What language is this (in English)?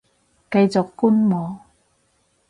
Cantonese